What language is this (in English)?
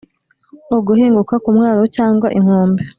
Kinyarwanda